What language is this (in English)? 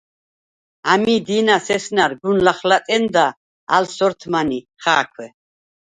Svan